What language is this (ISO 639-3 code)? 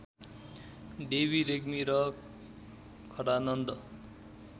nep